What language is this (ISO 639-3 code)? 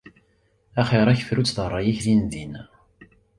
kab